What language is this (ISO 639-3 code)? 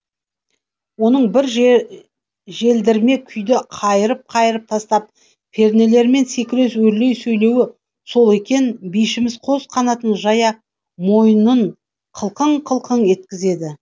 kaz